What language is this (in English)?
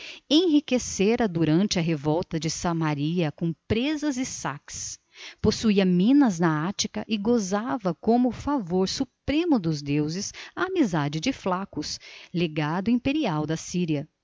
Portuguese